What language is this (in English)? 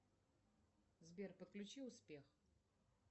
Russian